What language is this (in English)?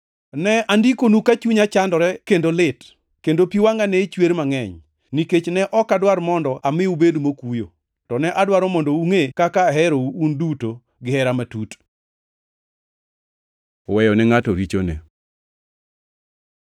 Luo (Kenya and Tanzania)